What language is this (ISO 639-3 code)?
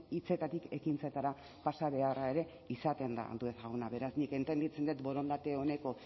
eus